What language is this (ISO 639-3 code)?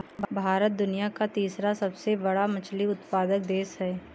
hin